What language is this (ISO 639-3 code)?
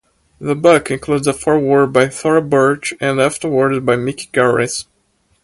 eng